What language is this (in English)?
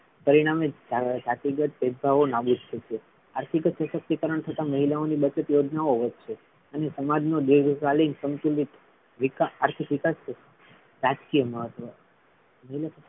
Gujarati